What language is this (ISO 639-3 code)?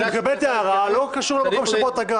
heb